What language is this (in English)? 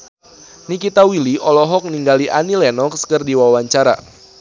Sundanese